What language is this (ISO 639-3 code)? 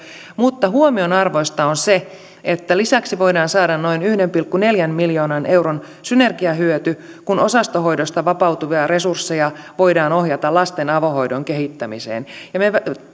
fin